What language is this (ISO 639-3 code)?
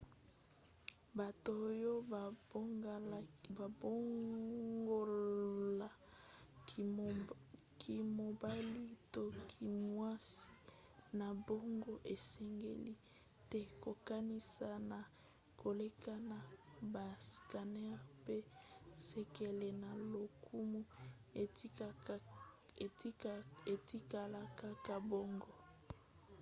lin